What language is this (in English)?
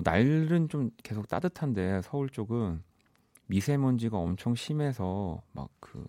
Korean